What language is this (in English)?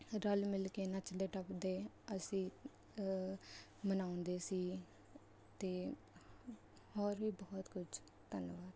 Punjabi